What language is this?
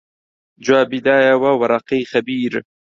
Central Kurdish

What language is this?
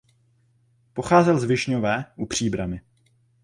Czech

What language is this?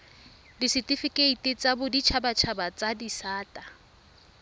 Tswana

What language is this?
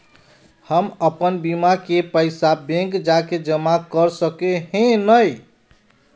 Magahi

